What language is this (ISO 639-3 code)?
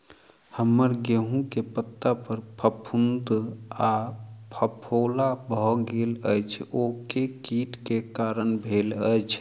mai